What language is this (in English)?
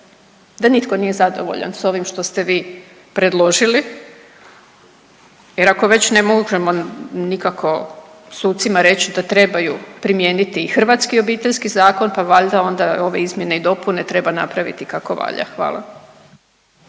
Croatian